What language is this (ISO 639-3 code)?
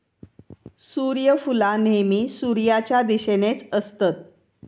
mar